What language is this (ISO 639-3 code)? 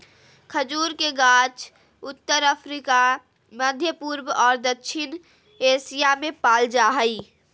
mag